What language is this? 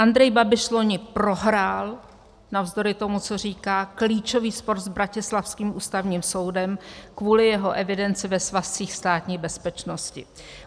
Czech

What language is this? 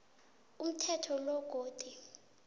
South Ndebele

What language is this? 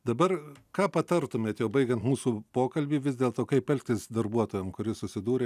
Lithuanian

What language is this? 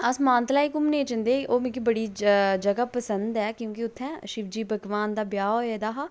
Dogri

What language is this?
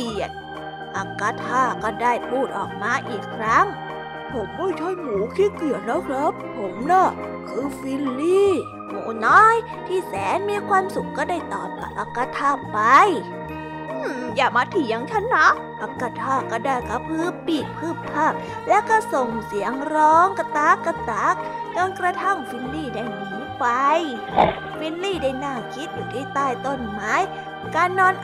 Thai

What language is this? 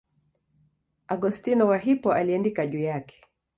Swahili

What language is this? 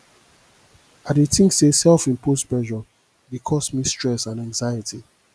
Nigerian Pidgin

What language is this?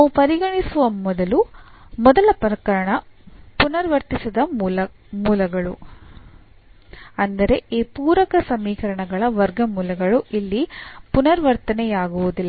Kannada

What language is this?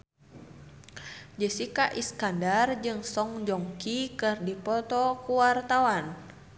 Sundanese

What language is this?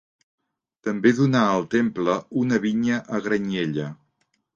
Catalan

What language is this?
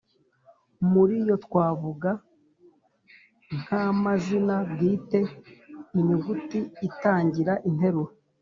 Kinyarwanda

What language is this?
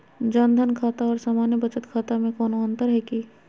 Magahi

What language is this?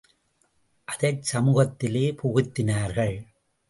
Tamil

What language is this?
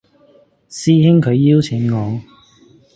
Cantonese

